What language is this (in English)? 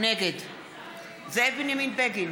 Hebrew